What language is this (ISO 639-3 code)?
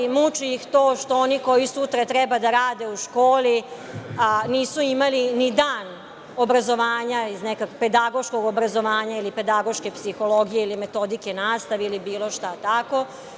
srp